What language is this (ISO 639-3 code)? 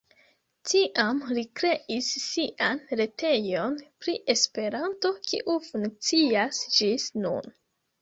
epo